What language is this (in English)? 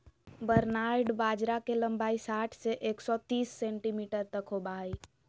Magahi